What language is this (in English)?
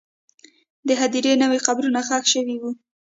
Pashto